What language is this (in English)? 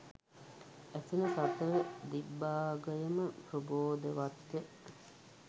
Sinhala